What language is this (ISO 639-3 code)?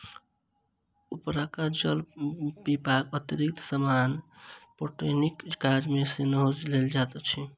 mai